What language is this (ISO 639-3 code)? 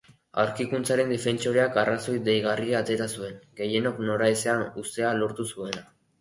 eus